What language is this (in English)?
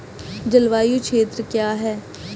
Hindi